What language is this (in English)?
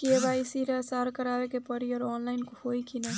Bhojpuri